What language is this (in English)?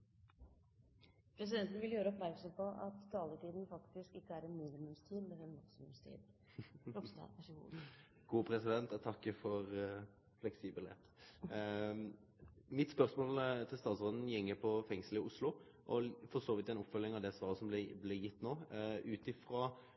Norwegian